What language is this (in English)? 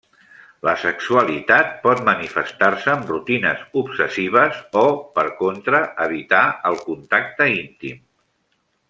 Catalan